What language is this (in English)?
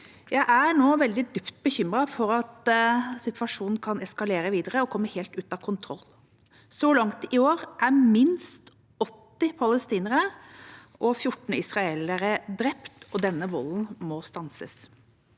Norwegian